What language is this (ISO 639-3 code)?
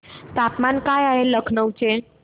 mar